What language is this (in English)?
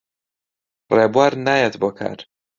Central Kurdish